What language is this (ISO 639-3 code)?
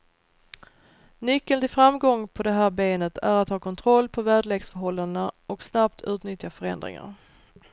swe